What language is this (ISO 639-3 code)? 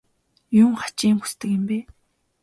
mon